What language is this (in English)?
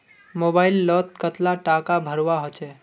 Magahi